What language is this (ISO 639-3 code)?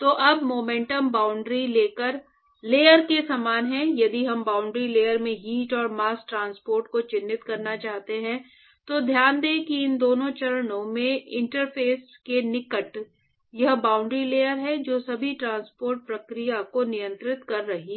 hin